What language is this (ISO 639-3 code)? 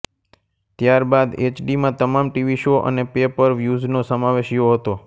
guj